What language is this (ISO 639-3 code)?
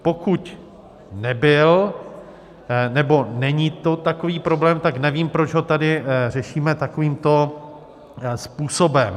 ces